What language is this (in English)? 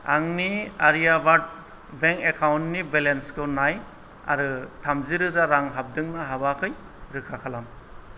Bodo